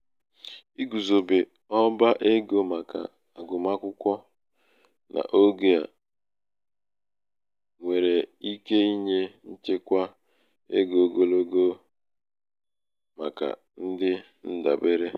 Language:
Igbo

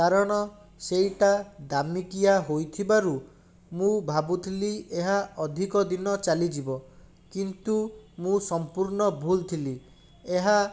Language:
Odia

